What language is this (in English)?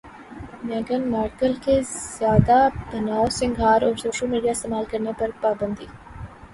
Urdu